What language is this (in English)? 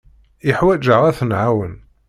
Kabyle